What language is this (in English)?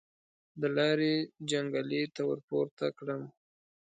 Pashto